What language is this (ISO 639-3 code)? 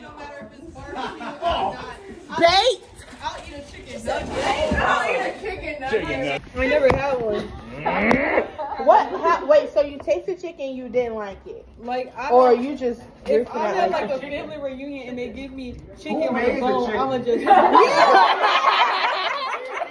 eng